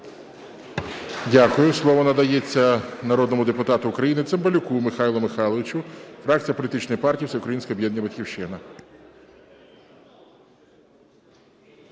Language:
Ukrainian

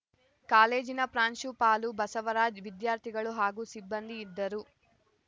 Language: Kannada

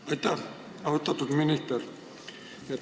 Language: Estonian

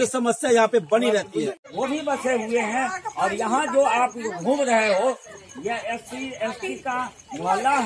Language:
Hindi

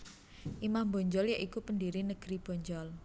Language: Javanese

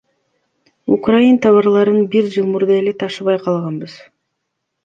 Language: Kyrgyz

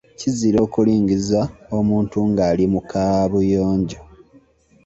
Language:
Ganda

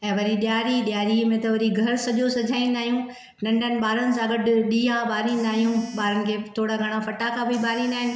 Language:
Sindhi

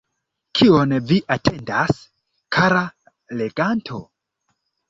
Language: Esperanto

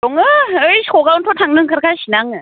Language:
Bodo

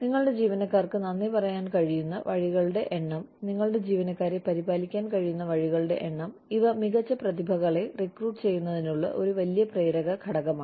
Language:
Malayalam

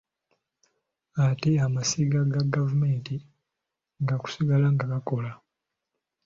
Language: Ganda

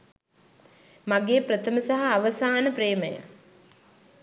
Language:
Sinhala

